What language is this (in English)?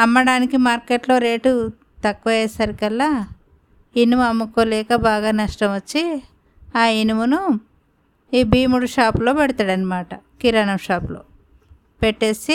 Telugu